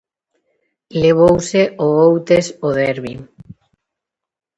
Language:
Galician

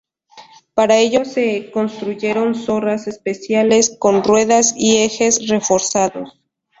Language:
Spanish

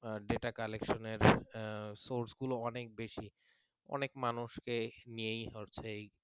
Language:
Bangla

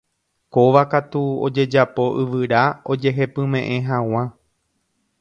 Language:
Guarani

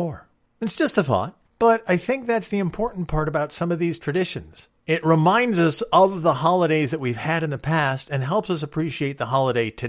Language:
English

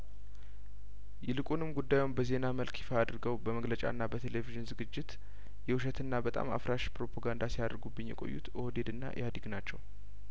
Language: Amharic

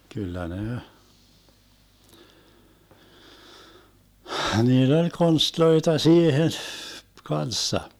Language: Finnish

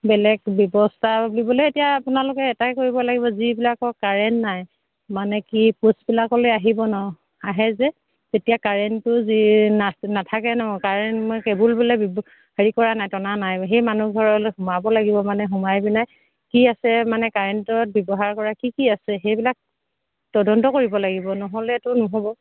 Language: Assamese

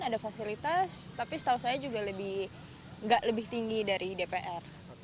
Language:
Indonesian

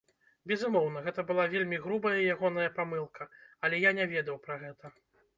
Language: Belarusian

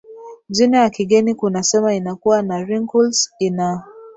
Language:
Swahili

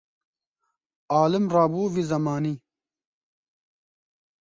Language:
Kurdish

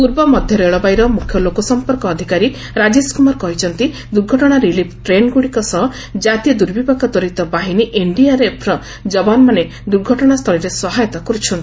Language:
Odia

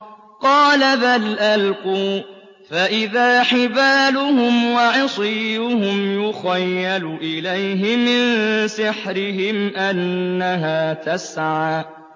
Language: Arabic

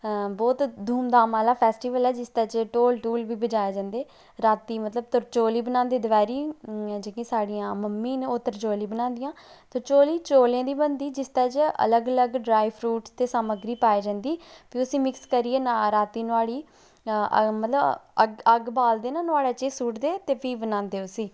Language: Dogri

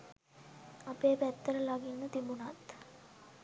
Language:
Sinhala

